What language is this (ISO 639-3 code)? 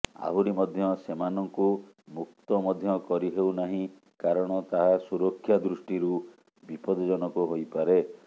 ori